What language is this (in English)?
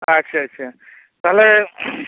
Santali